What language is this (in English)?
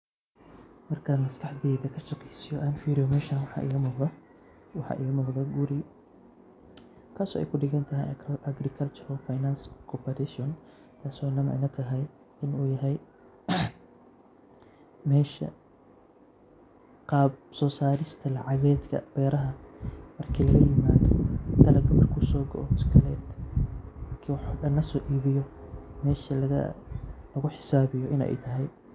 Somali